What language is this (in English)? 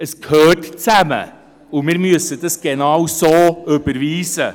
Swiss German